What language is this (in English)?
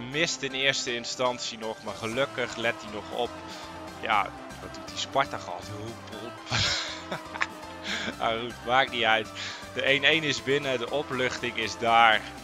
Dutch